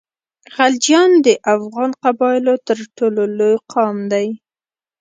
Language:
Pashto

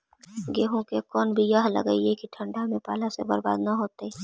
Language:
Magahi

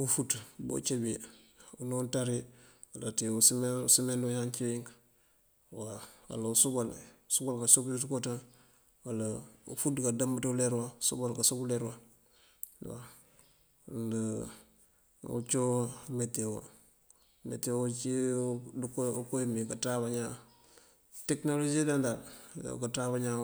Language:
Mandjak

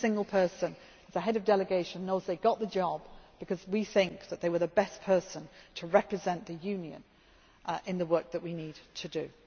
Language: English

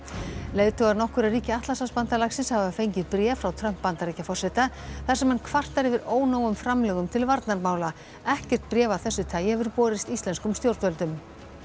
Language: Icelandic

